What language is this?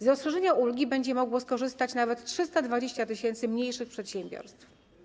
Polish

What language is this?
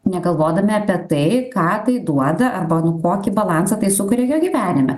Lithuanian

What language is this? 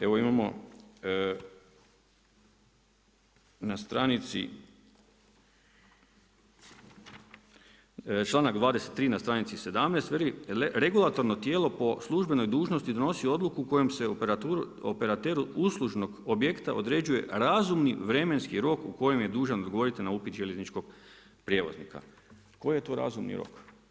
Croatian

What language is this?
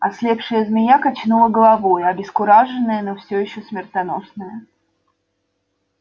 Russian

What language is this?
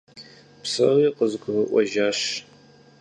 Kabardian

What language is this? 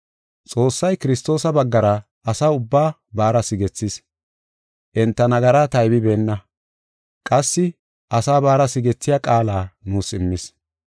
Gofa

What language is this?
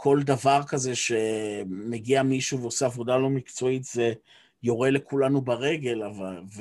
Hebrew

